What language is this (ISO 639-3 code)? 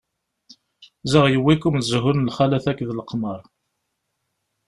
kab